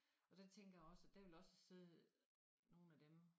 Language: Danish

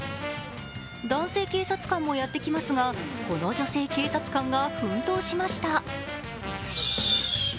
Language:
Japanese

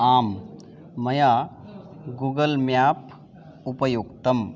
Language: Sanskrit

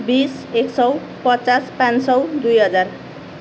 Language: Nepali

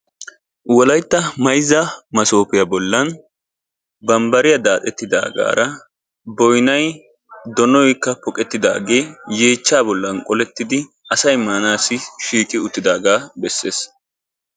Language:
Wolaytta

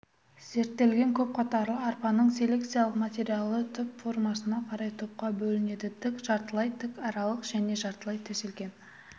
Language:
Kazakh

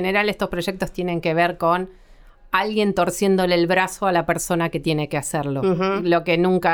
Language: Spanish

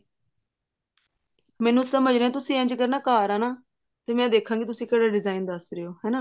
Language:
Punjabi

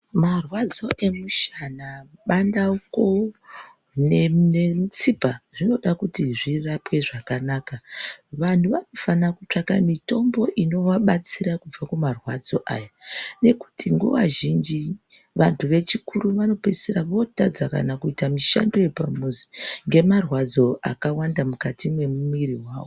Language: Ndau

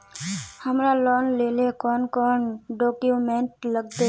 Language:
Magahi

